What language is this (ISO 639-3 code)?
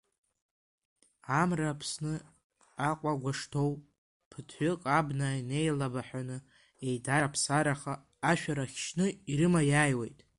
abk